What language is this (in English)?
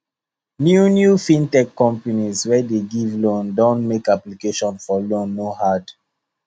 Nigerian Pidgin